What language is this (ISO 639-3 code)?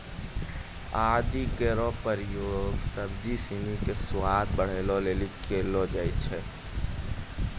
mai